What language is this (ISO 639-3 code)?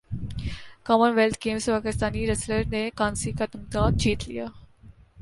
urd